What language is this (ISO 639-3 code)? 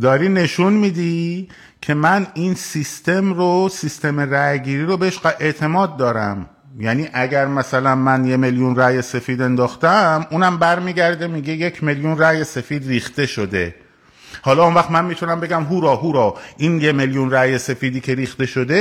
fas